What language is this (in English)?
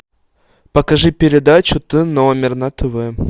Russian